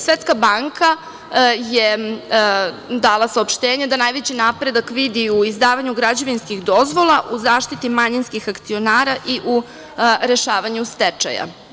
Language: Serbian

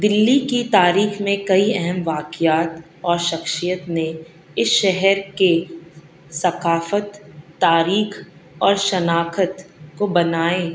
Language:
Urdu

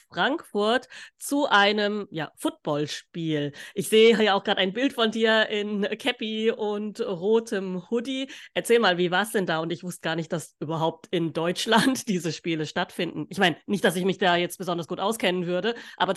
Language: German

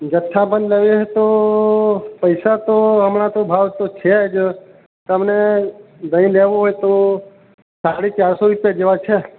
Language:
Gujarati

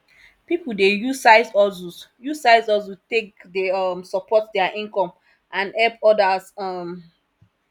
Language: Nigerian Pidgin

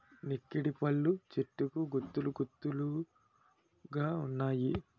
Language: Telugu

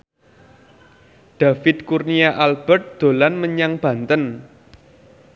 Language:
Javanese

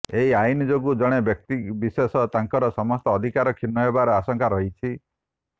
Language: Odia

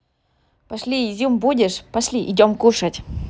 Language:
Russian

